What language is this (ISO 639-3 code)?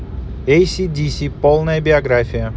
rus